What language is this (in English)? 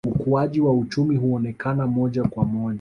Swahili